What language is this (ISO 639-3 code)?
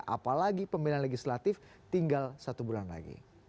ind